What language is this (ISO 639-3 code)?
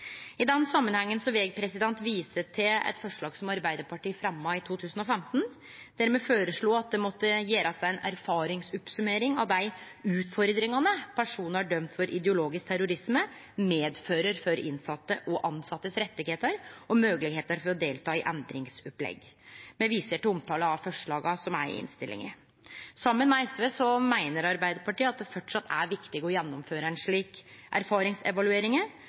nno